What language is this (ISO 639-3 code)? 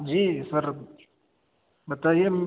urd